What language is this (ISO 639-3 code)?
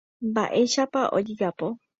grn